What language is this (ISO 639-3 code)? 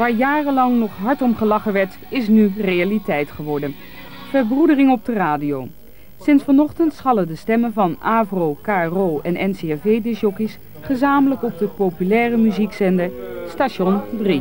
nld